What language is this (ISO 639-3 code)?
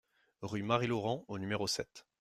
fra